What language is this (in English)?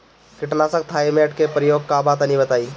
Bhojpuri